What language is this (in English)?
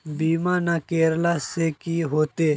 Magahi